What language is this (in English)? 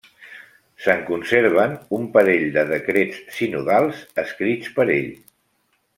Catalan